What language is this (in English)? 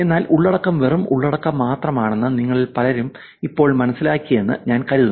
Malayalam